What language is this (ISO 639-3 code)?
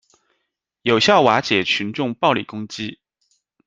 zho